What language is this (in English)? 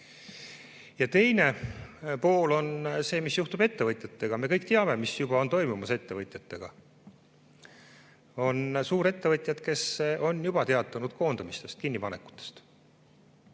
Estonian